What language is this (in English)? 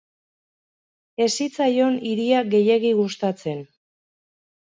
Basque